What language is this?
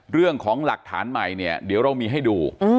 Thai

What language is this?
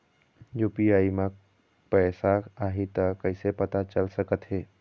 Chhattisgarhi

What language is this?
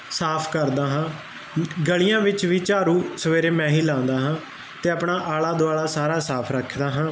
Punjabi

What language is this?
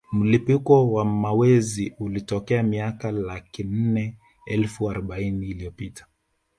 Swahili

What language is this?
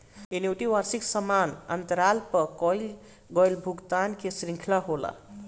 Bhojpuri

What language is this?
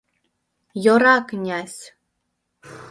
Mari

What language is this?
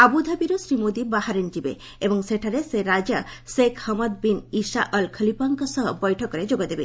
Odia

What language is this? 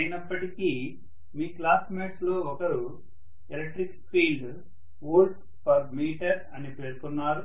Telugu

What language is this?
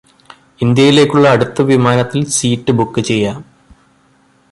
Malayalam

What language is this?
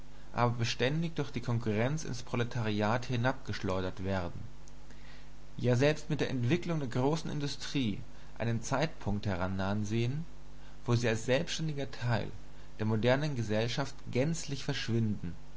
German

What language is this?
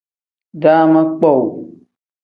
Tem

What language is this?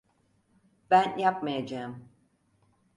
Turkish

